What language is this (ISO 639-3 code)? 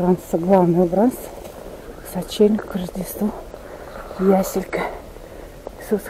rus